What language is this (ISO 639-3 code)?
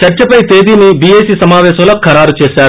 tel